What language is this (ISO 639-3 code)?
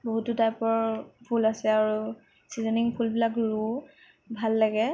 asm